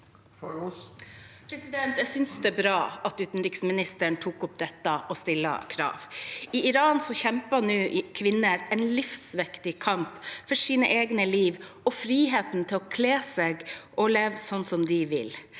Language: Norwegian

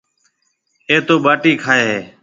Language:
Marwari (Pakistan)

